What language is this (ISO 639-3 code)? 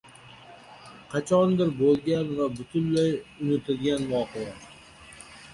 uzb